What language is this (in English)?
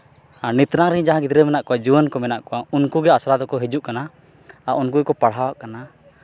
Santali